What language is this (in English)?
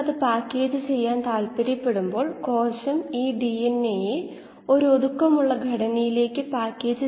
Malayalam